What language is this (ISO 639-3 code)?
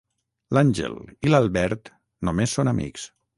cat